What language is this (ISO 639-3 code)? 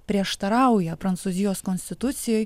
lit